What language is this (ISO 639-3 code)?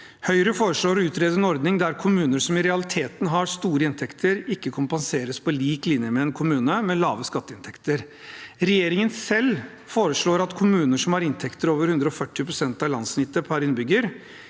nor